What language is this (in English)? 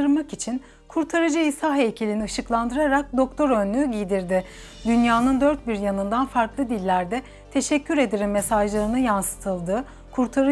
Turkish